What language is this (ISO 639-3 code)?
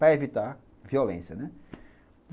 por